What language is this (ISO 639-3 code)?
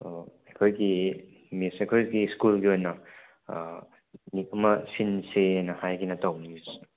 mni